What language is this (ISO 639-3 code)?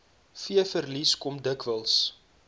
afr